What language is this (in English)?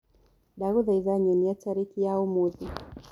Kikuyu